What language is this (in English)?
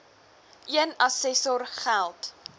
Afrikaans